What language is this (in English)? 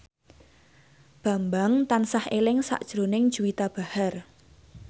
Javanese